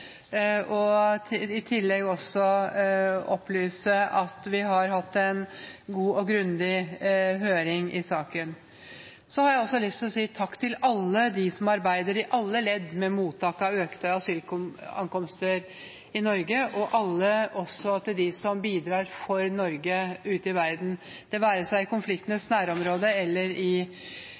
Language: Norwegian Bokmål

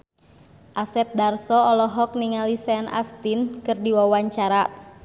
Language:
Sundanese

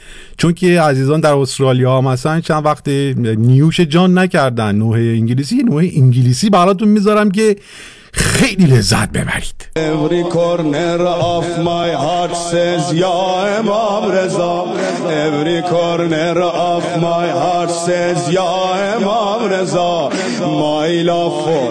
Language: Persian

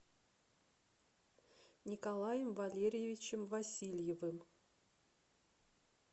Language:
Russian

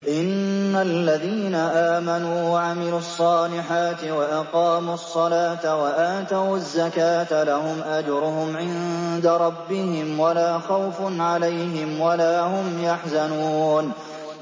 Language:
Arabic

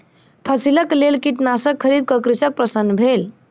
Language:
Maithili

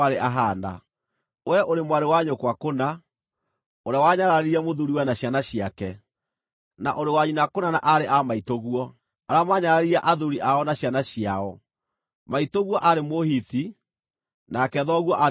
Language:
Kikuyu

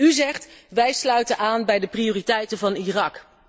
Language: Dutch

